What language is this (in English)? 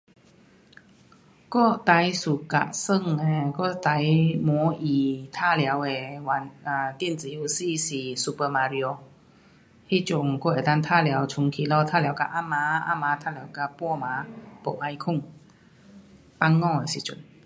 Pu-Xian Chinese